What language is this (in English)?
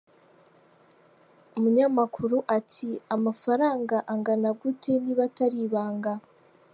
Kinyarwanda